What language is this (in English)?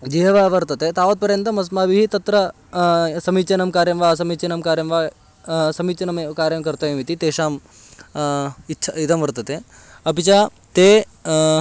Sanskrit